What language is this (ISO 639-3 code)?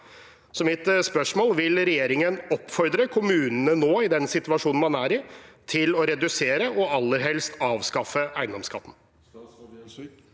nor